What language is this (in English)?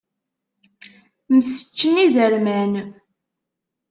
Kabyle